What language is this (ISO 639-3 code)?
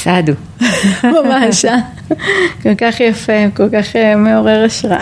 heb